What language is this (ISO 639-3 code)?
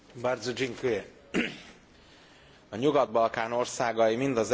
hun